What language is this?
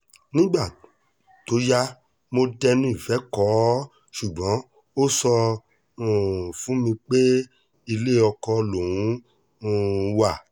Yoruba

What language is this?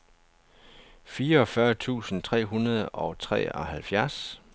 Danish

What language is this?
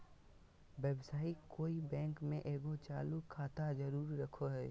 Magahi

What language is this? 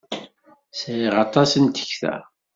Kabyle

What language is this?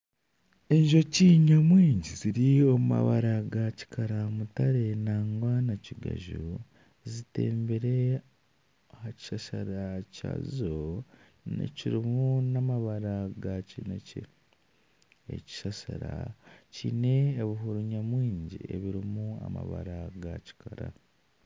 Nyankole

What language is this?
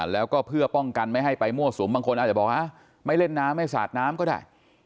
Thai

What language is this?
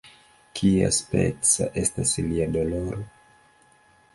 Esperanto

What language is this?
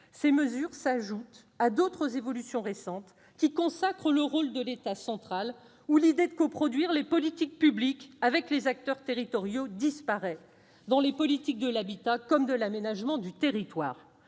French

